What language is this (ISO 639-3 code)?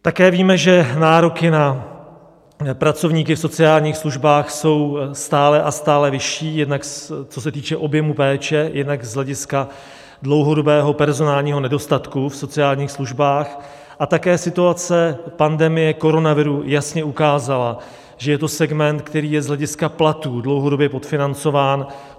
ces